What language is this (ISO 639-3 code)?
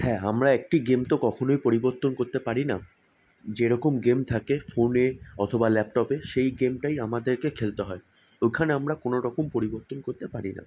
ben